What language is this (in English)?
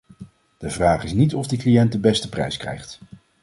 Dutch